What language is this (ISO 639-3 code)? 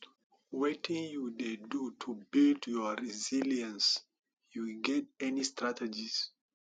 pcm